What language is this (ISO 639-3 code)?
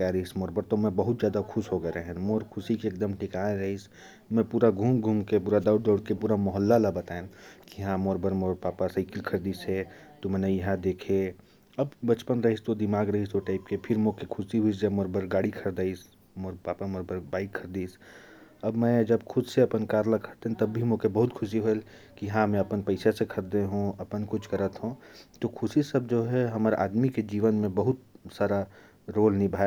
kfp